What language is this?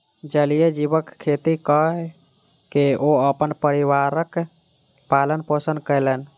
Maithili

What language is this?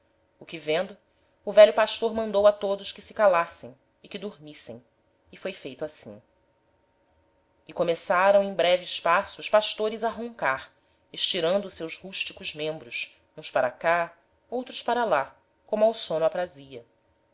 Portuguese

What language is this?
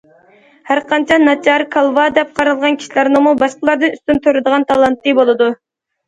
Uyghur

